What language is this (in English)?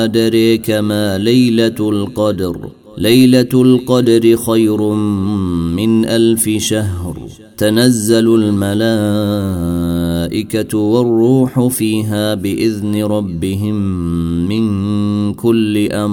Arabic